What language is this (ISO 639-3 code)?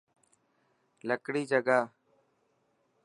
mki